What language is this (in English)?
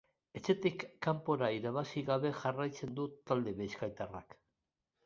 Basque